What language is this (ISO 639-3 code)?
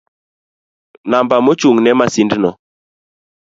luo